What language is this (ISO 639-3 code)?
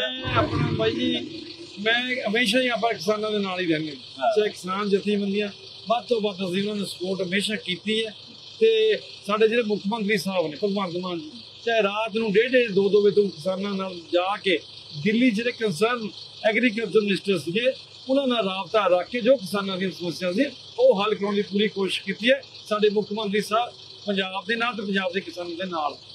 pan